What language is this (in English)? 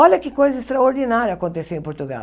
Portuguese